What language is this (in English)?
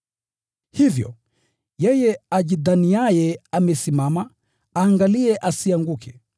Swahili